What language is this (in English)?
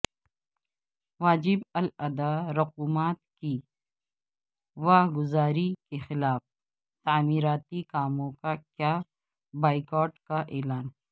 Urdu